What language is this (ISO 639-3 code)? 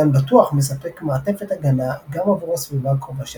heb